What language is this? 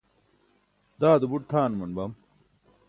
Burushaski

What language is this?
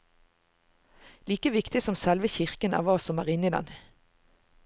Norwegian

